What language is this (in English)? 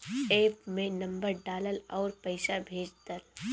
Bhojpuri